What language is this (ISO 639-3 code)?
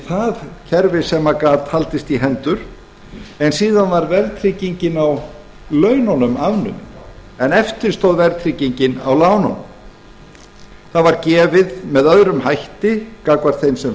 isl